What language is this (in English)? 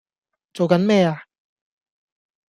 Cantonese